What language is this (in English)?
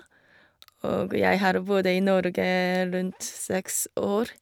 Norwegian